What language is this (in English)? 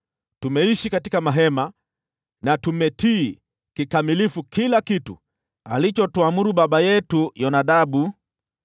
Swahili